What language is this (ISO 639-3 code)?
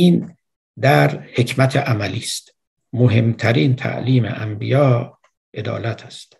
fas